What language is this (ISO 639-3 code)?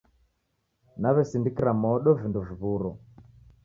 dav